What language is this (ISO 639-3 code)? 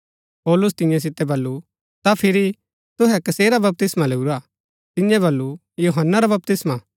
gbk